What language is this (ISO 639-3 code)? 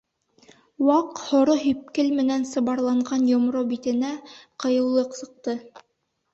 bak